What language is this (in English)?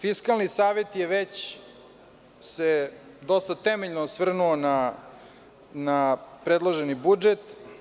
Serbian